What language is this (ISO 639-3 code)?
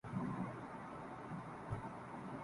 urd